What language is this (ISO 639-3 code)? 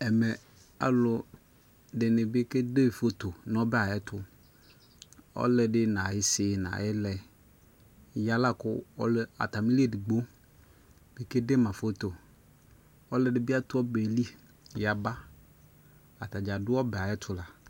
kpo